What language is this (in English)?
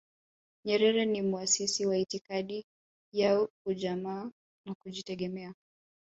Swahili